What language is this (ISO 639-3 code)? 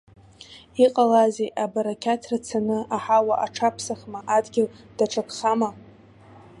abk